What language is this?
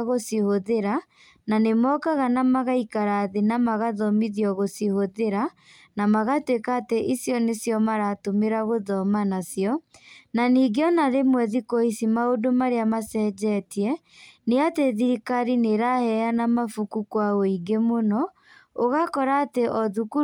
Kikuyu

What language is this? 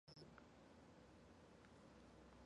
Chinese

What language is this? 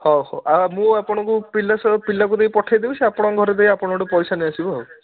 Odia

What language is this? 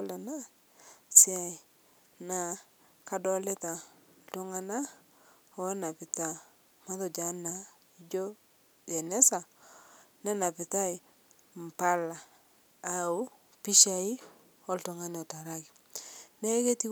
Masai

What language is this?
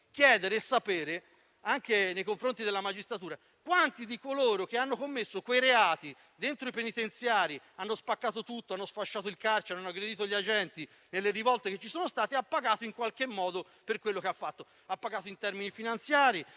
Italian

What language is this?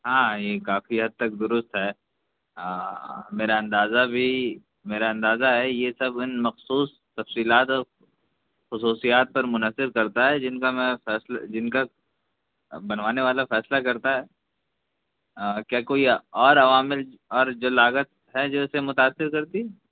Urdu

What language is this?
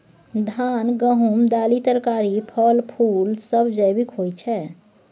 Maithili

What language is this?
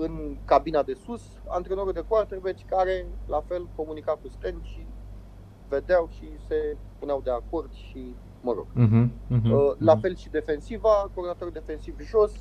Romanian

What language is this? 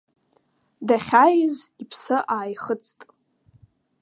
Abkhazian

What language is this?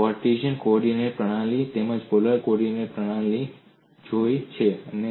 Gujarati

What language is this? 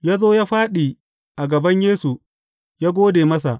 Hausa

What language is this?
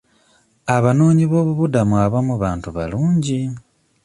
Ganda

